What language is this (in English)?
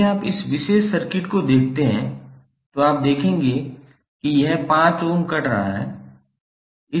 Hindi